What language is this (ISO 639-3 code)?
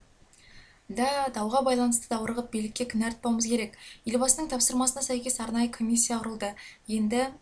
kaz